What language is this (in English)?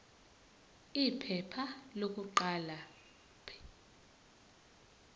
Zulu